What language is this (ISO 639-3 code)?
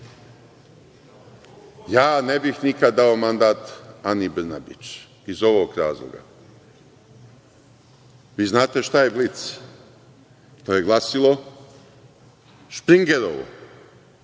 srp